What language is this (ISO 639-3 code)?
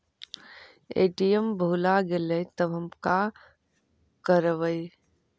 mag